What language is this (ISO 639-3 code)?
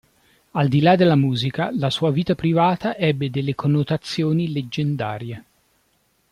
ita